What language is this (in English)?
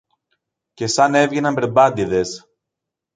Greek